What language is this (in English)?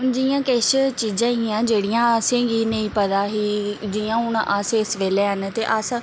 Dogri